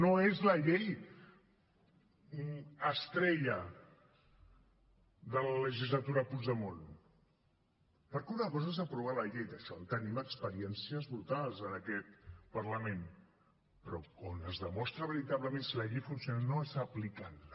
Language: Catalan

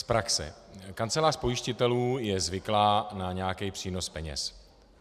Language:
Czech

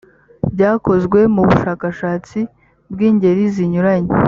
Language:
Kinyarwanda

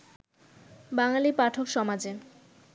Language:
Bangla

